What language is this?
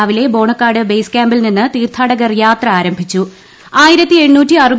Malayalam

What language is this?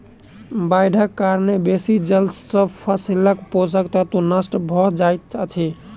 Maithili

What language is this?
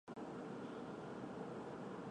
Chinese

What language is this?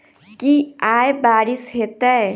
Maithili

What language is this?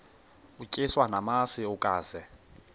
Xhosa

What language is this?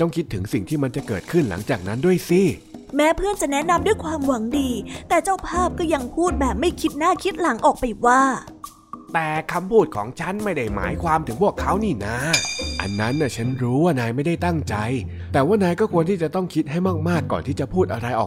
Thai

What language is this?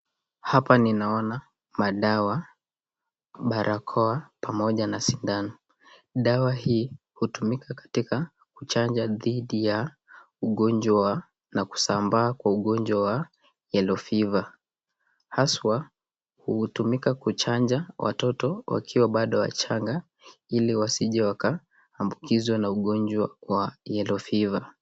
Swahili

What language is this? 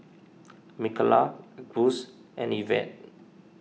English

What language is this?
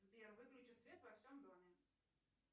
Russian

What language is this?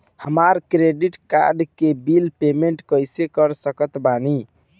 Bhojpuri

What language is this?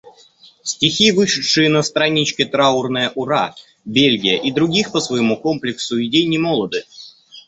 Russian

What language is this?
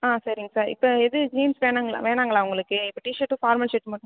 Tamil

